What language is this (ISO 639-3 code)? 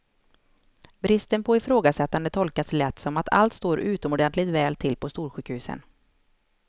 swe